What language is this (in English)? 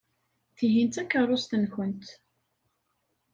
Kabyle